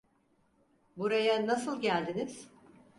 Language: Turkish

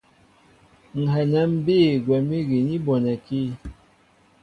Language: Mbo (Cameroon)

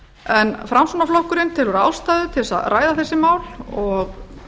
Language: Icelandic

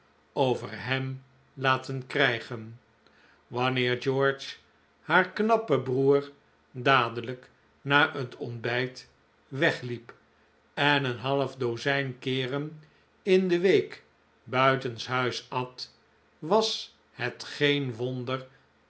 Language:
Dutch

